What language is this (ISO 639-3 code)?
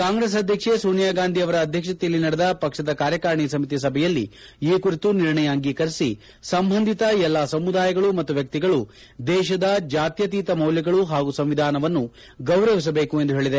kan